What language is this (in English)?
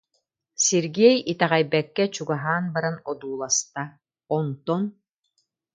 Yakut